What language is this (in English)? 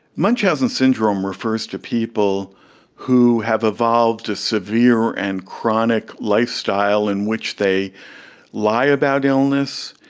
English